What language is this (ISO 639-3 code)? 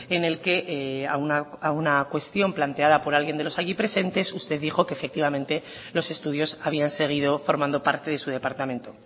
spa